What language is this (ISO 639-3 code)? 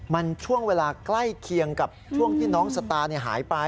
tha